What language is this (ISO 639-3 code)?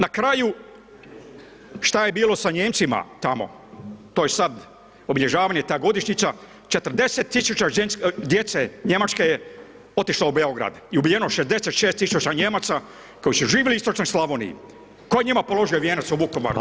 hrv